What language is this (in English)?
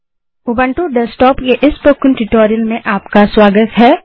Hindi